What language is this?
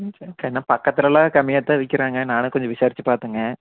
Tamil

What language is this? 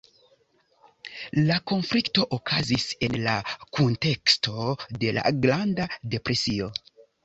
Esperanto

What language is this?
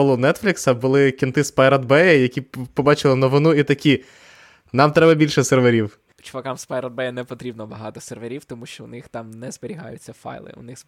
Ukrainian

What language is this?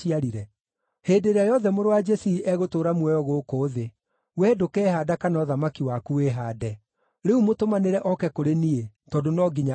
Kikuyu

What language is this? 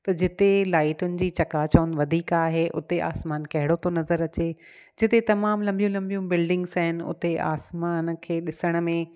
Sindhi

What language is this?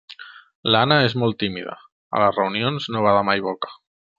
Catalan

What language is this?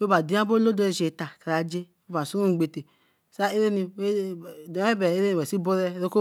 Eleme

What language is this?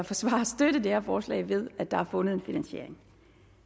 Danish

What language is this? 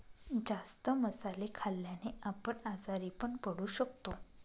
Marathi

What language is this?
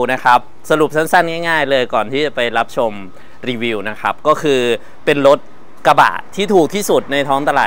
Thai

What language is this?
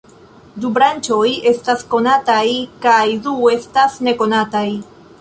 Esperanto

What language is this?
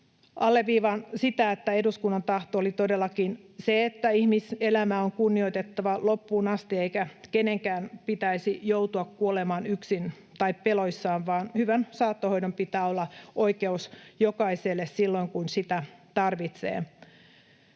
Finnish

